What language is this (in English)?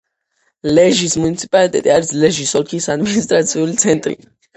Georgian